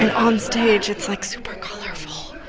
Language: English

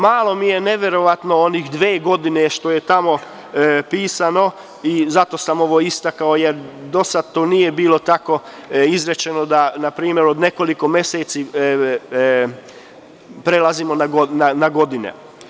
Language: Serbian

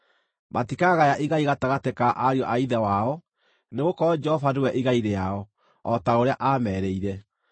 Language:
Kikuyu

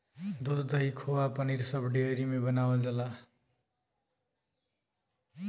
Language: Bhojpuri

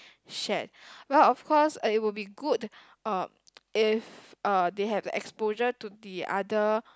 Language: English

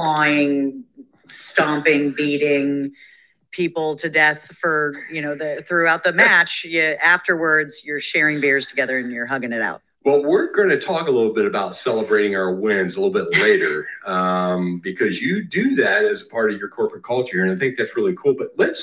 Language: English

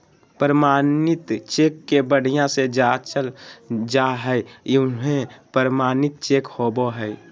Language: Magahi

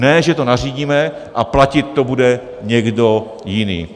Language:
Czech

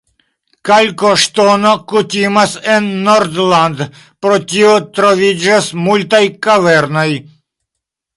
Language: Esperanto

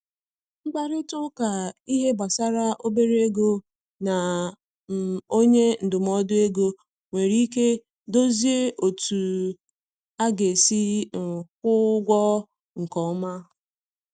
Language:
Igbo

